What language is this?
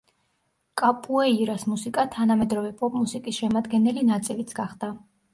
Georgian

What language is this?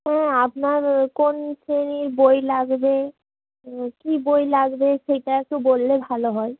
Bangla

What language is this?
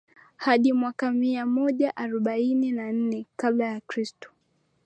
Swahili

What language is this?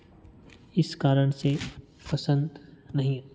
Hindi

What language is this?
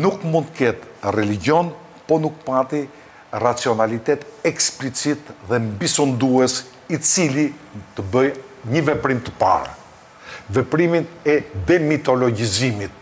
Romanian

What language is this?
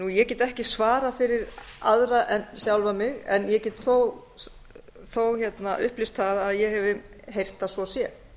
Icelandic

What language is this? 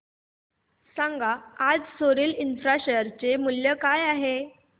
Marathi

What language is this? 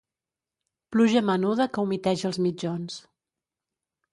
Catalan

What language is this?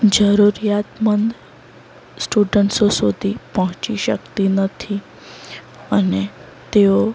Gujarati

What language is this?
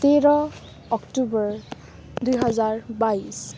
Nepali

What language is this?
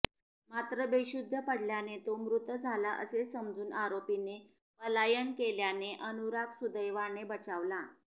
Marathi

